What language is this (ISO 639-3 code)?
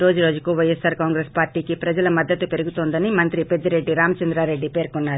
tel